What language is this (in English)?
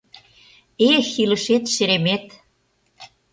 Mari